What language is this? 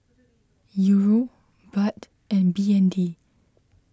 English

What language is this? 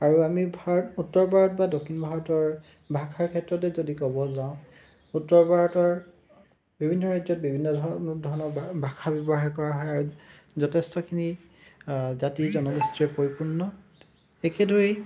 Assamese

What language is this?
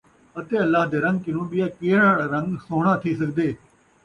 Saraiki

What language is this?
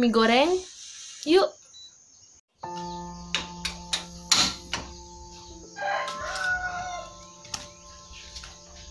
Indonesian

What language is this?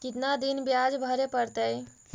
Magahi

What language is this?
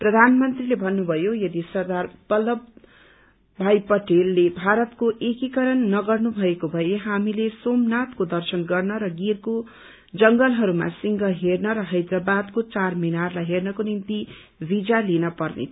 Nepali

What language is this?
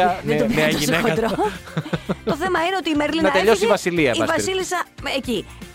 Greek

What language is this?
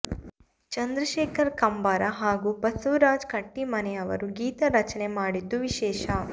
Kannada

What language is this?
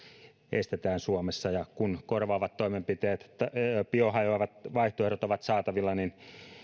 Finnish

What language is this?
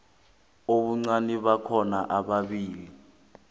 South Ndebele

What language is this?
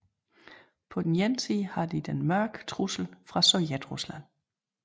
Danish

